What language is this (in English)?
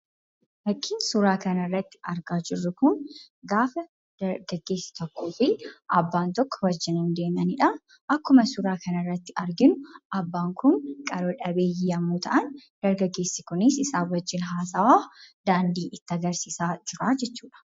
Oromo